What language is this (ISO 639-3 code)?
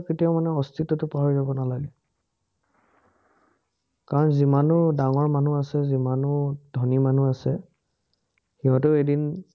asm